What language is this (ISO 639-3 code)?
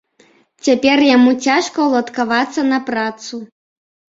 bel